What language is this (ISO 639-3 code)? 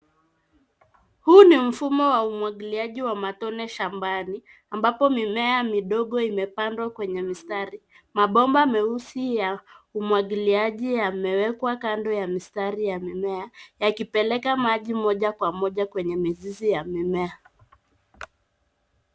swa